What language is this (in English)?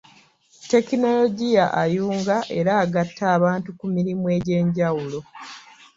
Ganda